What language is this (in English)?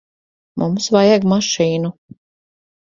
Latvian